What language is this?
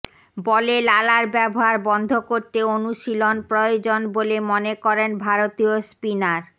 Bangla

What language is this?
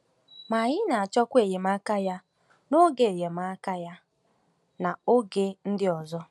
Igbo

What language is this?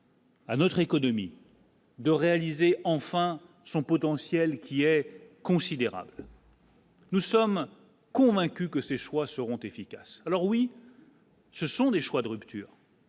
French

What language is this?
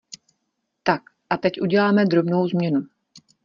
Czech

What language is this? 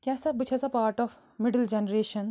Kashmiri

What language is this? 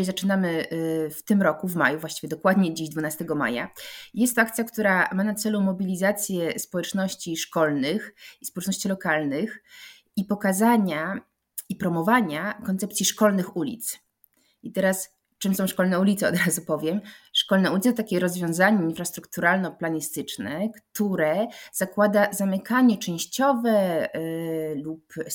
Polish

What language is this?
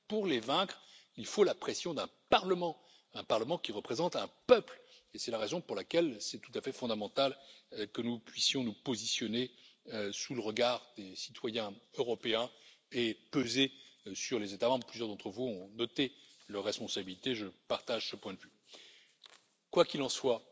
French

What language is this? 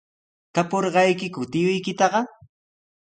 Sihuas Ancash Quechua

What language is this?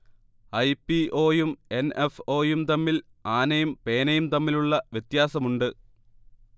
Malayalam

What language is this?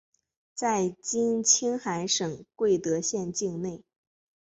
Chinese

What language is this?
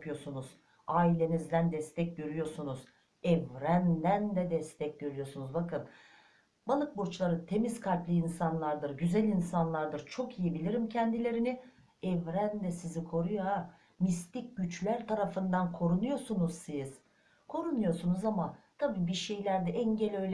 Turkish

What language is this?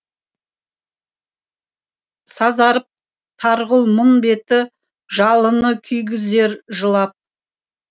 Kazakh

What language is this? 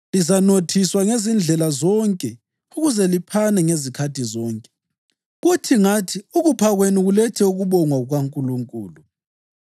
North Ndebele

